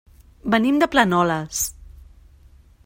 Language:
Catalan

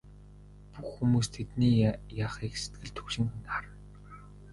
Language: Mongolian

